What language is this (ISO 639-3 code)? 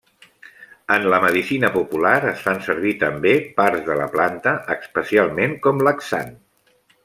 cat